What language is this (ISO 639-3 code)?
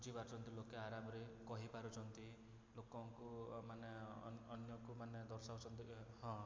ori